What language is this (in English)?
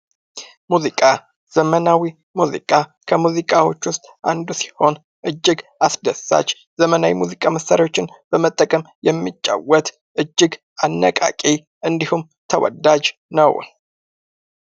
Amharic